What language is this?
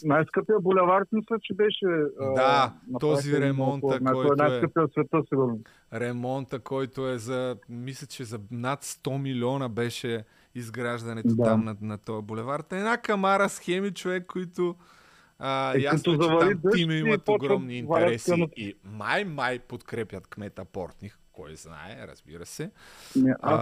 Bulgarian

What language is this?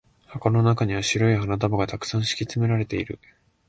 Japanese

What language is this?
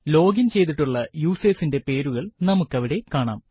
Malayalam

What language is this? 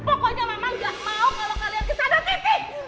Indonesian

